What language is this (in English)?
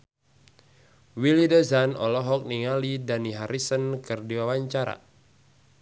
Sundanese